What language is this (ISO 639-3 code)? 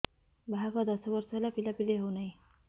ori